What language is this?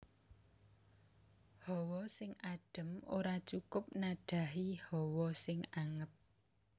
Javanese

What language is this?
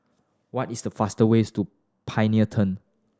English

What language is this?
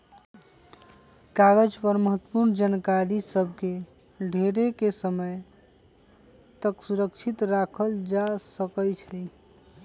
Magahi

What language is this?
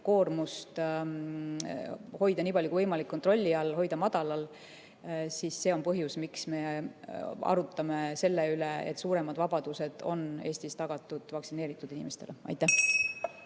Estonian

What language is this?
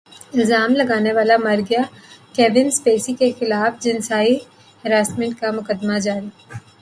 Urdu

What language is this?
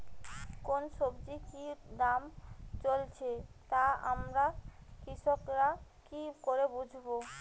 Bangla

